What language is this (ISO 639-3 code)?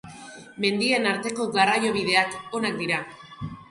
eus